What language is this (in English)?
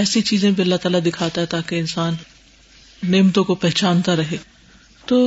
Urdu